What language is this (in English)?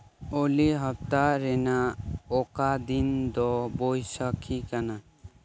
Santali